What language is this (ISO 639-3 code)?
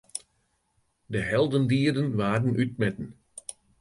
fry